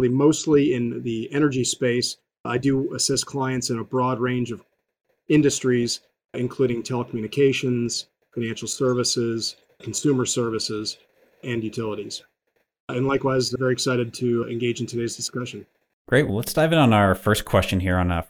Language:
English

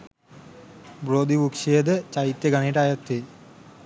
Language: Sinhala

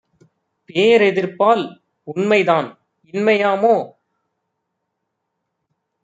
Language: Tamil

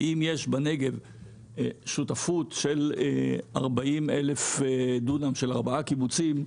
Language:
Hebrew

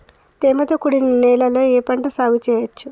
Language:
Telugu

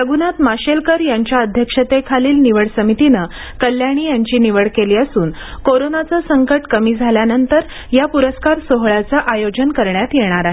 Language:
Marathi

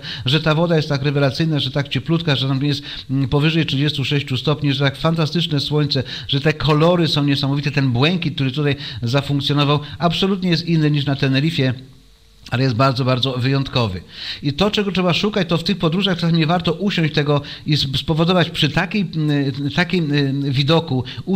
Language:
Polish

